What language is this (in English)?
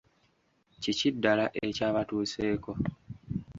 Ganda